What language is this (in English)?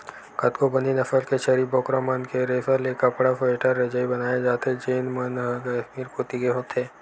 Chhattisgarhi